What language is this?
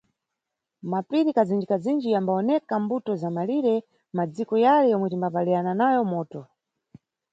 Nyungwe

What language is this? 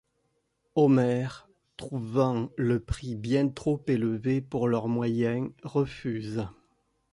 French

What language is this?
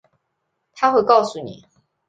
Chinese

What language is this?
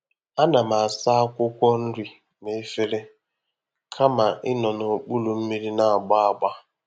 Igbo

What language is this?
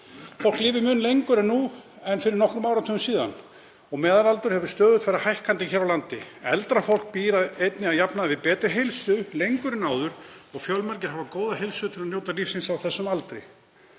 Icelandic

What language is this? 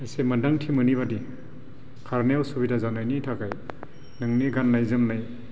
Bodo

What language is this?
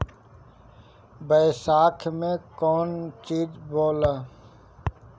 Bhojpuri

